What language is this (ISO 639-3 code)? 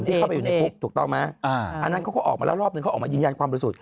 tha